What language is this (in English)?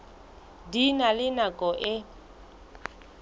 Southern Sotho